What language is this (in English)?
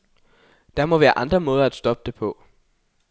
Danish